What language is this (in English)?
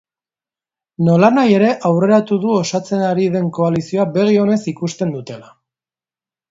Basque